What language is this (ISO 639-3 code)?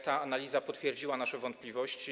pol